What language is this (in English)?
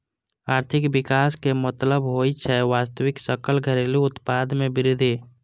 Maithili